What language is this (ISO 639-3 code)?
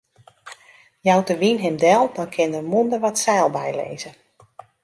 fry